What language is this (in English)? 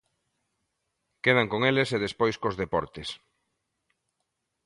Galician